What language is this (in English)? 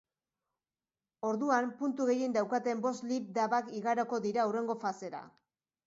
Basque